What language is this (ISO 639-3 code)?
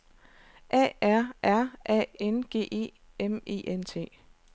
dan